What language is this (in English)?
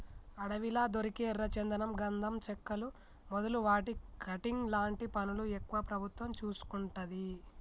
Telugu